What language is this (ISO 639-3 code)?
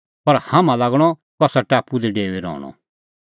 kfx